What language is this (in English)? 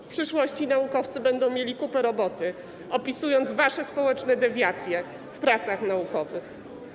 Polish